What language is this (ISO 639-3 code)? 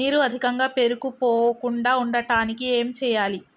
tel